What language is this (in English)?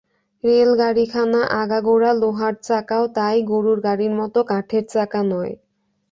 Bangla